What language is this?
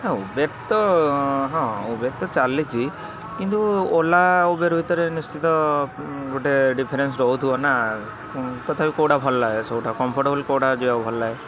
Odia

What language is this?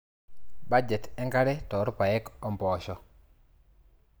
Masai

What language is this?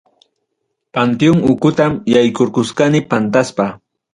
Ayacucho Quechua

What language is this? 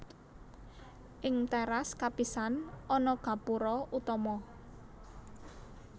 Javanese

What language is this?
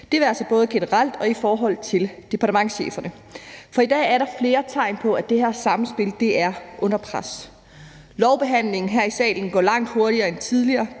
Danish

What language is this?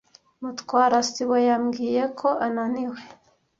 Kinyarwanda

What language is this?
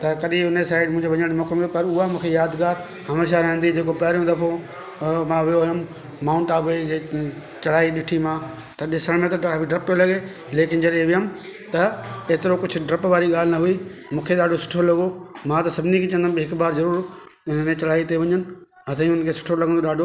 Sindhi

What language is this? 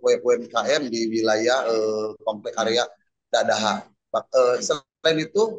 Indonesian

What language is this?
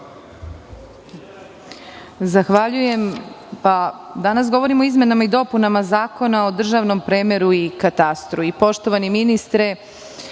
Serbian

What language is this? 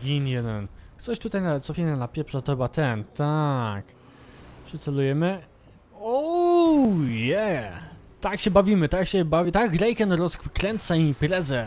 Polish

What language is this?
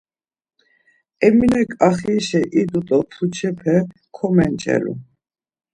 Laz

